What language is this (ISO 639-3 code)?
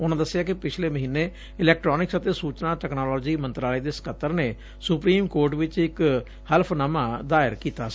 pan